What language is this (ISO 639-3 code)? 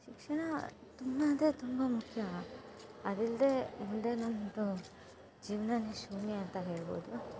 kan